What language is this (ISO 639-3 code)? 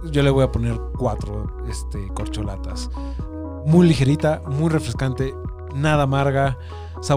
spa